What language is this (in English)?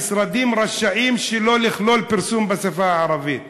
Hebrew